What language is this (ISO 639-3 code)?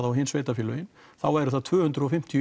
isl